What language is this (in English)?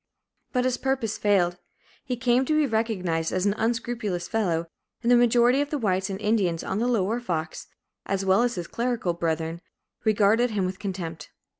English